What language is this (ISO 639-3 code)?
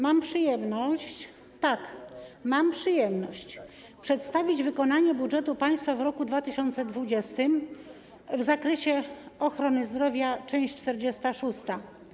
pol